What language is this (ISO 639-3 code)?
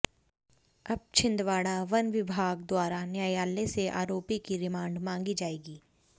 hin